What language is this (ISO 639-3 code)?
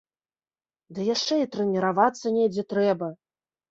bel